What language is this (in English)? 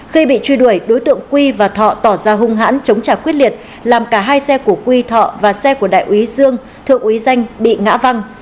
Vietnamese